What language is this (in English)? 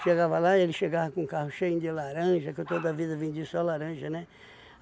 Portuguese